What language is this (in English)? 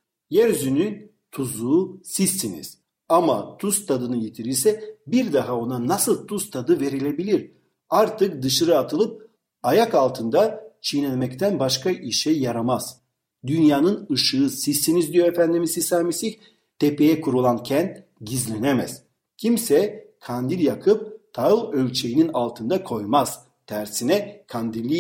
Turkish